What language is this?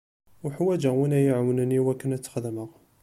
Kabyle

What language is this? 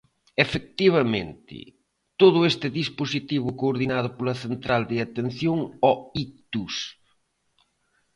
Galician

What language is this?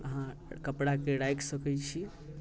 Maithili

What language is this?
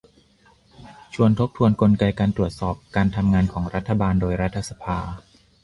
Thai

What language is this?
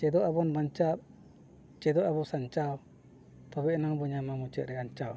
Santali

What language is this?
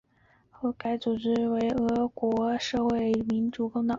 Chinese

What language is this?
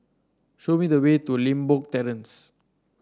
English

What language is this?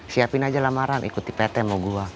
Indonesian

